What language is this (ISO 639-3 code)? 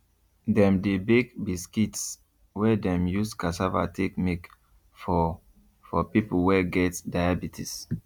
pcm